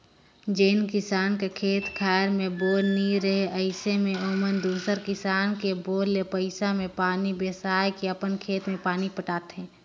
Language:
Chhattisgarhi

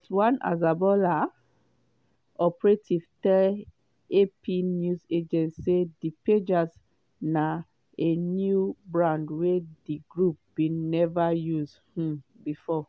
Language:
Nigerian Pidgin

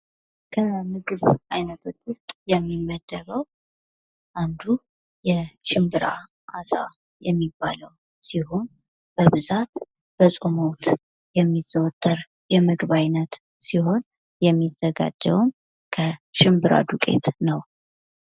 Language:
Amharic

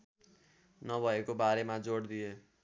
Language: Nepali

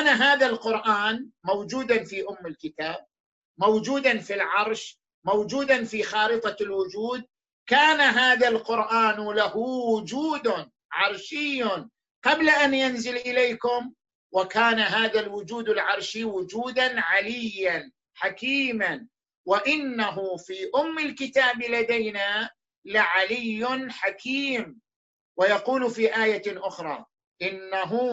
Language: Arabic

